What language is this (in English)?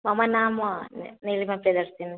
Sanskrit